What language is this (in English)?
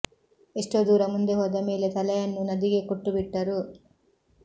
Kannada